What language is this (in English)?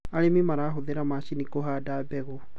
Kikuyu